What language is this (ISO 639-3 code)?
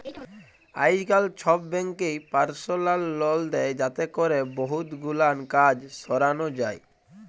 ben